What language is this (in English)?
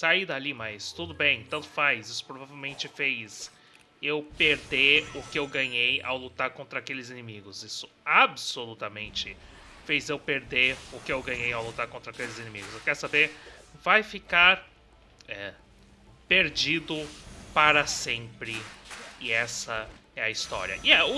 Portuguese